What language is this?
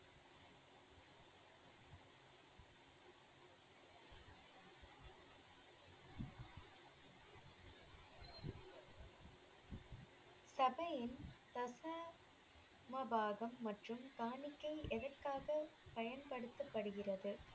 Tamil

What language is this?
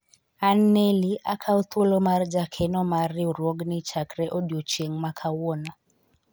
Luo (Kenya and Tanzania)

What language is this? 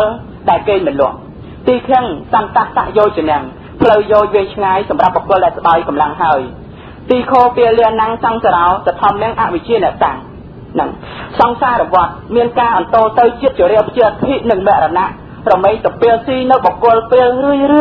Thai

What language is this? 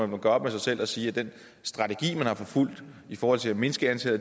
Danish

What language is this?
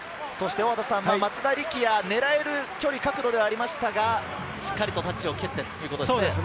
Japanese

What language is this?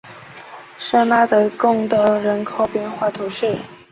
Chinese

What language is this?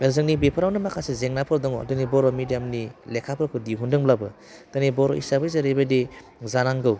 Bodo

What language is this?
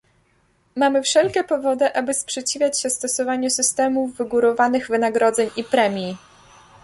Polish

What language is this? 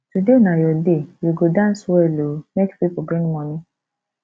Nigerian Pidgin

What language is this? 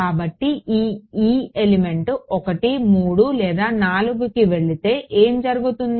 Telugu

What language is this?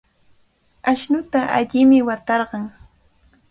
Cajatambo North Lima Quechua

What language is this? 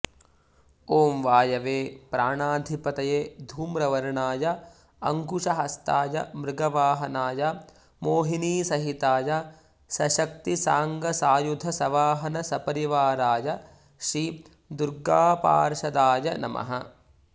Sanskrit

